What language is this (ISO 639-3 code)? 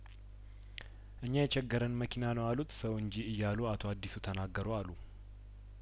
amh